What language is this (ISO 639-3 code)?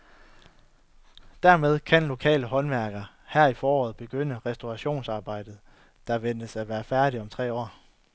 dan